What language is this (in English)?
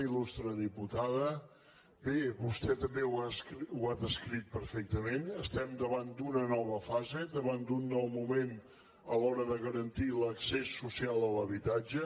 Catalan